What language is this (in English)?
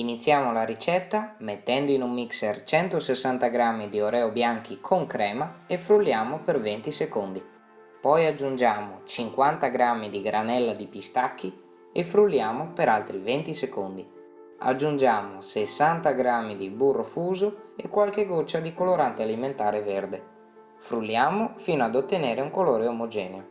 Italian